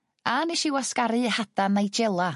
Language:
Welsh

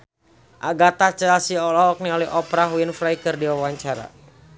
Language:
Sundanese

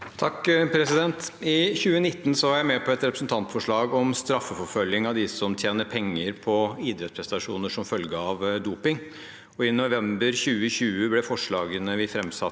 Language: Norwegian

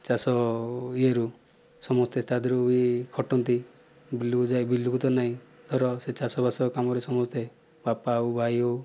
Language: Odia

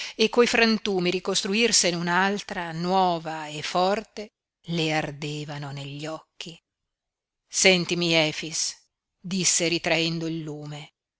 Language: Italian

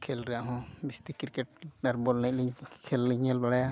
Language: Santali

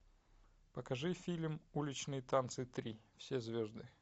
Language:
Russian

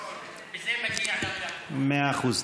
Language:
Hebrew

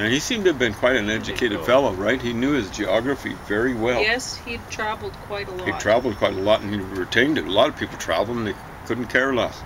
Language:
English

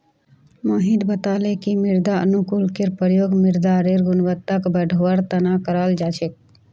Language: Magahi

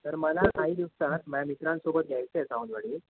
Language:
Marathi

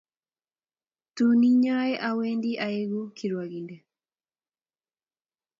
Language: Kalenjin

